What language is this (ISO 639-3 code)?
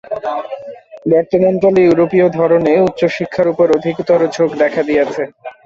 ben